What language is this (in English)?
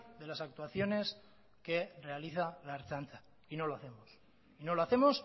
Spanish